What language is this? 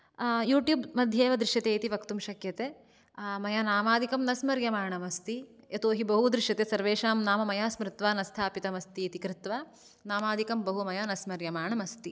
Sanskrit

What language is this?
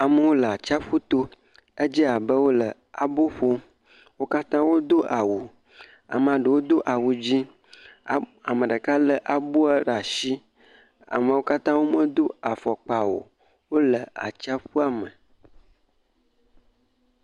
Ewe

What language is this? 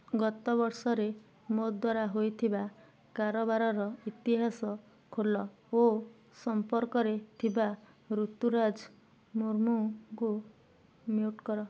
Odia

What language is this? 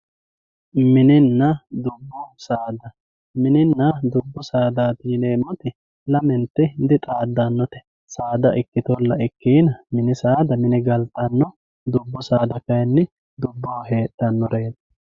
Sidamo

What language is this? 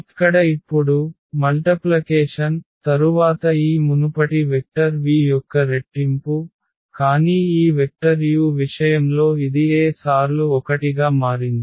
Telugu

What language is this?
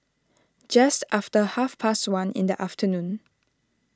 English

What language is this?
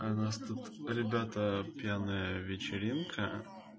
Russian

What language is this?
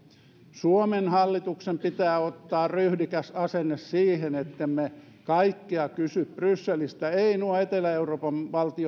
Finnish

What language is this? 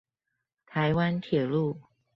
Chinese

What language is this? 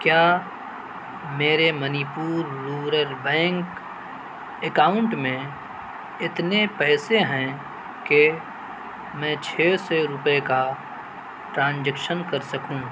Urdu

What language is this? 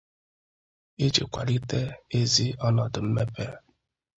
Igbo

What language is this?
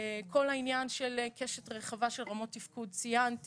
Hebrew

